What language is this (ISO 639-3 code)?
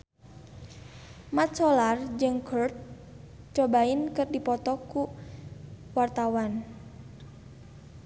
sun